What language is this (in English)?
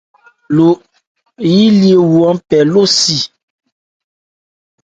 Ebrié